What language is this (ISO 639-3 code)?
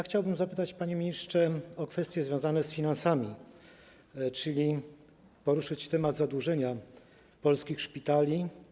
pol